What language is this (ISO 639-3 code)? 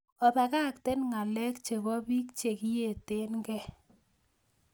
kln